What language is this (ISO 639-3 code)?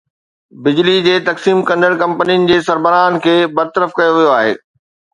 snd